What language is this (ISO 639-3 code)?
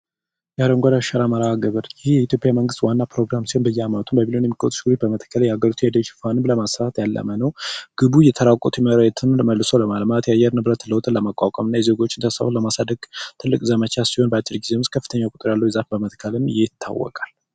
amh